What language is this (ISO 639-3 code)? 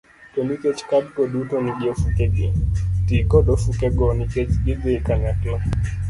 luo